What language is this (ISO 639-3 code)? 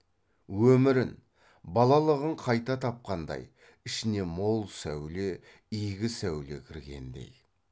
kaz